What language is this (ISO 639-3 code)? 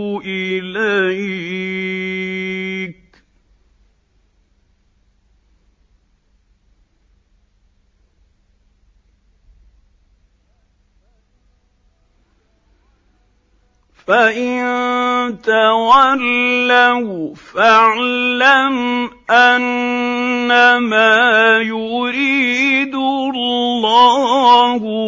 ara